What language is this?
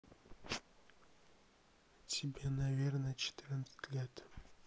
Russian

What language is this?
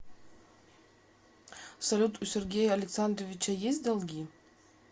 Russian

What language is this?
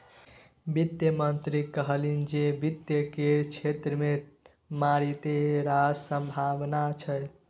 Maithili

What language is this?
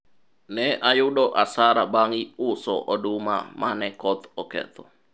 Luo (Kenya and Tanzania)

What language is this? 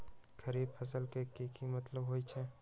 Magahi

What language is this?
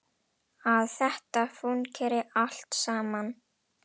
Icelandic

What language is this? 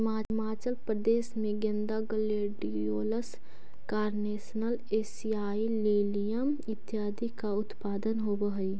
Magahi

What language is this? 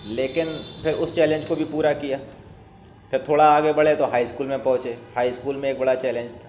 Urdu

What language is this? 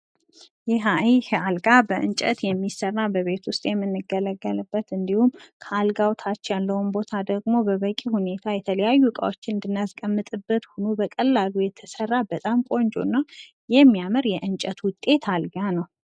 Amharic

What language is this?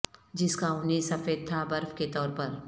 Urdu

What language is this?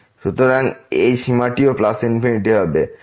Bangla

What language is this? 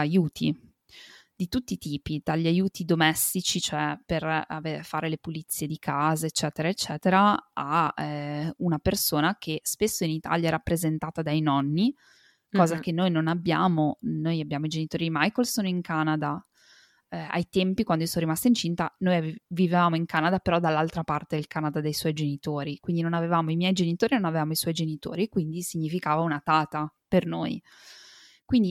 Italian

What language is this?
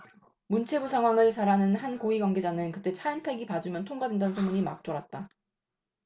Korean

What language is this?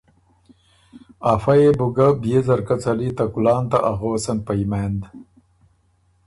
Ormuri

